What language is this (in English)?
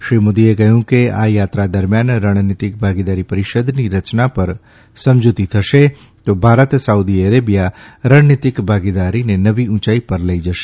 Gujarati